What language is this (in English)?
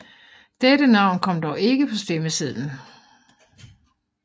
Danish